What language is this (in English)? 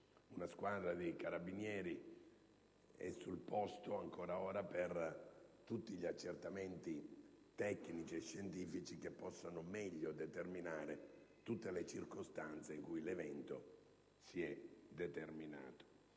Italian